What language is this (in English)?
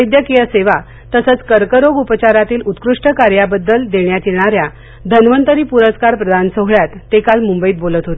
Marathi